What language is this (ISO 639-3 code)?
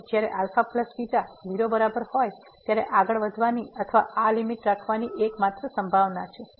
guj